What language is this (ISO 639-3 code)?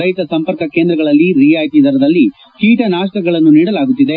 kan